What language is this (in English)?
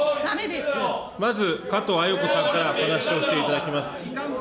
Japanese